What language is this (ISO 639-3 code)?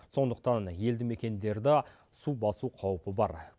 kaz